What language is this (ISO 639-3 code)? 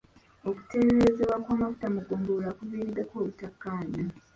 lug